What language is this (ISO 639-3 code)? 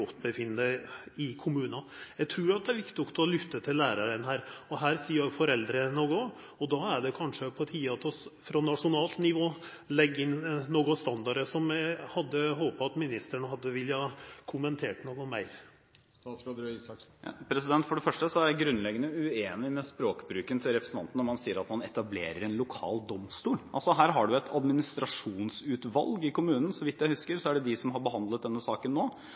nob